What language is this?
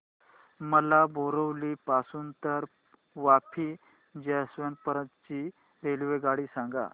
Marathi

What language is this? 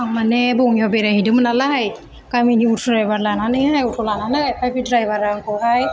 Bodo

